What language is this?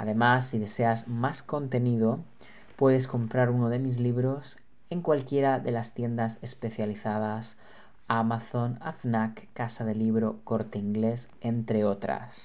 Spanish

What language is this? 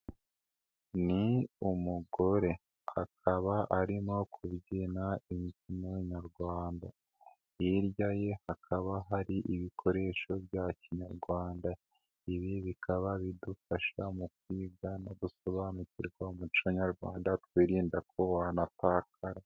Kinyarwanda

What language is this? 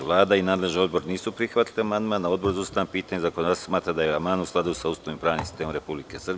Serbian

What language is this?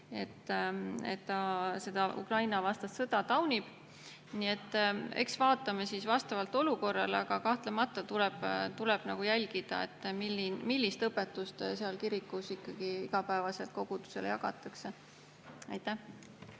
Estonian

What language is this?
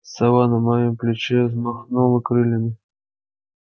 Russian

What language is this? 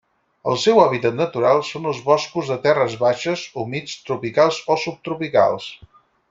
Catalan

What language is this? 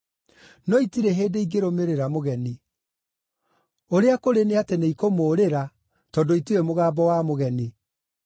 Kikuyu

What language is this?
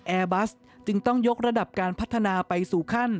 Thai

